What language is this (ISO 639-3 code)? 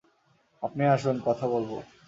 ben